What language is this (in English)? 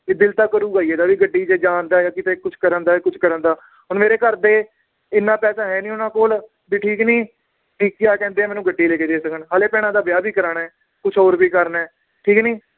Punjabi